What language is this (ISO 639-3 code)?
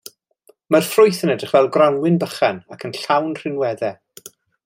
cym